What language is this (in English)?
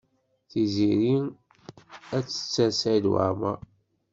Kabyle